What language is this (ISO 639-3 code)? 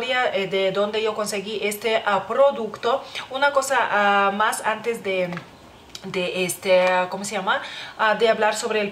spa